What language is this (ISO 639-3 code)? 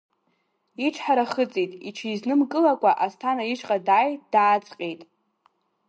abk